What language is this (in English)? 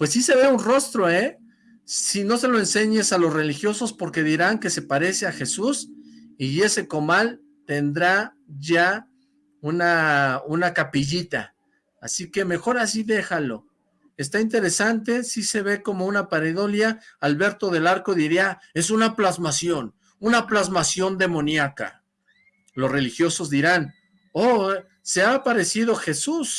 Spanish